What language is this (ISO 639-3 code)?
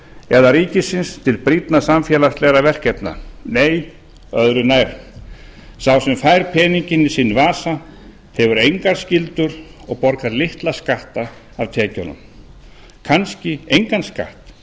isl